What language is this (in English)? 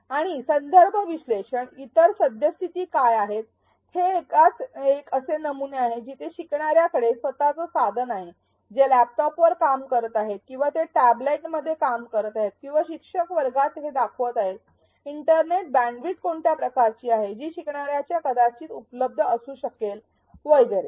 Marathi